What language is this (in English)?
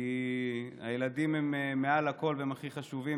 Hebrew